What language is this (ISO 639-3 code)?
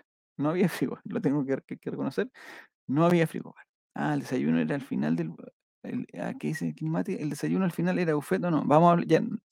spa